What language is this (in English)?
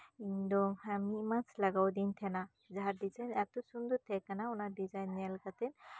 Santali